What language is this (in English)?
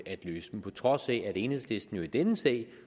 Danish